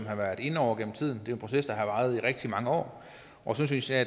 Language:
Danish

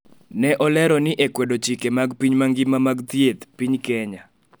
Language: Luo (Kenya and Tanzania)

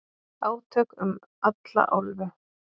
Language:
Icelandic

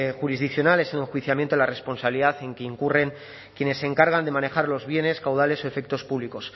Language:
Spanish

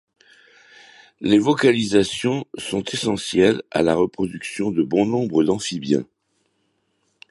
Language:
French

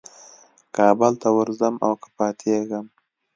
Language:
Pashto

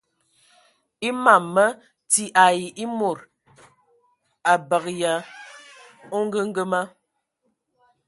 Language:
Ewondo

